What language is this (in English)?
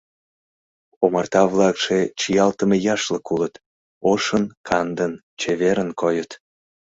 Mari